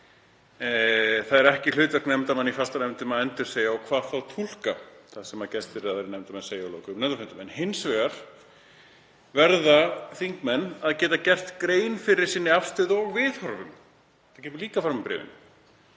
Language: Icelandic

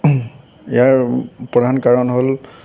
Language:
Assamese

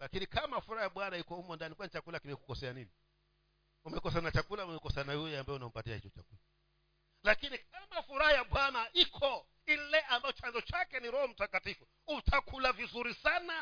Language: Swahili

